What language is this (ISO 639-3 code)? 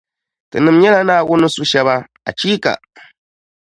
dag